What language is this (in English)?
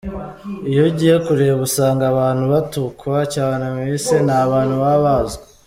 Kinyarwanda